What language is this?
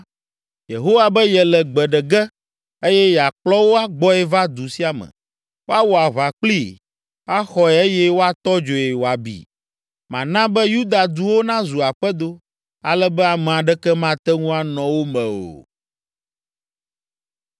Ewe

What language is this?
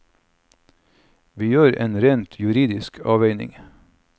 Norwegian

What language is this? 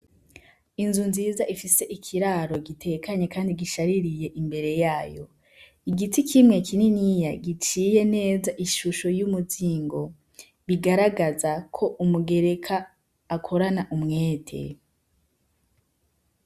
Rundi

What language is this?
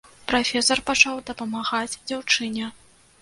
Belarusian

